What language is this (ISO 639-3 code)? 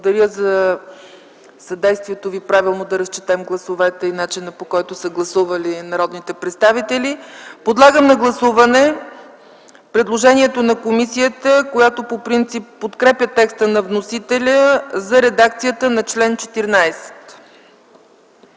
bul